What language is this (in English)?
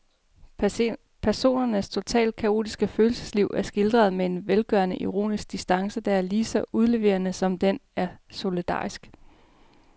Danish